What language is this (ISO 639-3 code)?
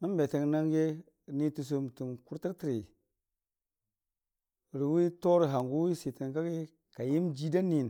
cfa